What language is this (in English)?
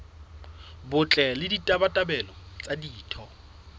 Southern Sotho